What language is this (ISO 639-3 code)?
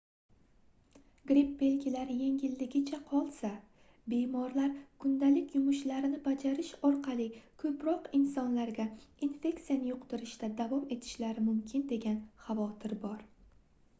uzb